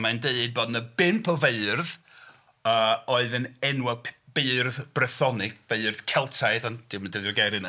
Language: Welsh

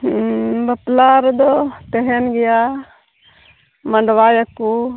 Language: Santali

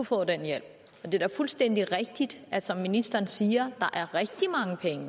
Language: Danish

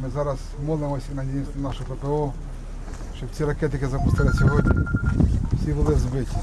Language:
Ukrainian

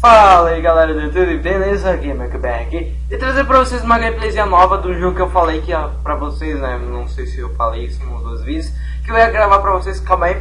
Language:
Portuguese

